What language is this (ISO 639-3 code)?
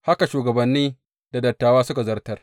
hau